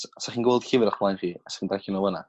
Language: Welsh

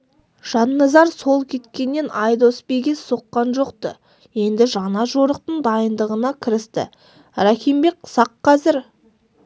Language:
Kazakh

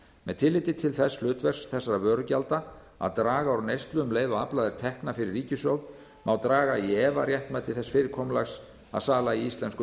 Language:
Icelandic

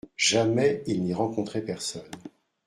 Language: French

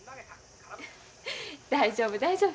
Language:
Japanese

